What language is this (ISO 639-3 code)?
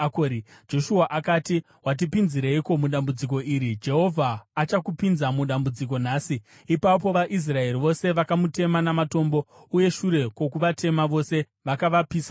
sna